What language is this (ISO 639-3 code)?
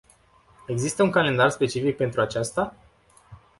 ron